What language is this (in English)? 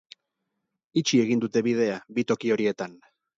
Basque